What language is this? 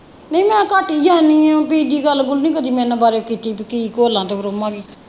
Punjabi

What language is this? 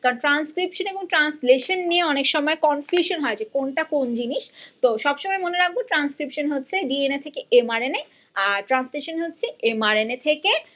Bangla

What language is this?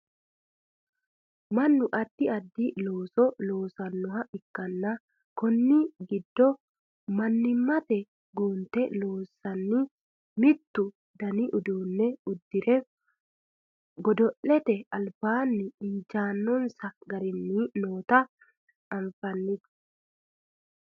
Sidamo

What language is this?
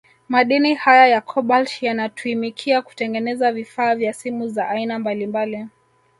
Swahili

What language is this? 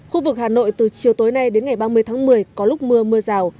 Vietnamese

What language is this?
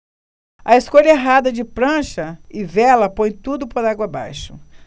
Portuguese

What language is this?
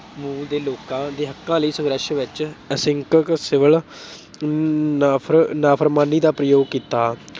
Punjabi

